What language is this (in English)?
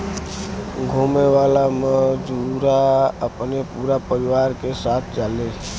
Bhojpuri